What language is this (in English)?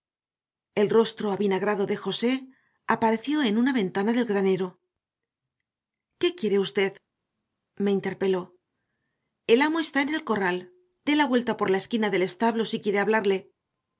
Spanish